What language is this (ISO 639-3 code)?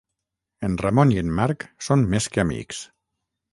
cat